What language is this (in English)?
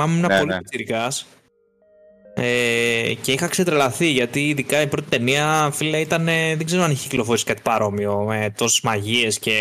Greek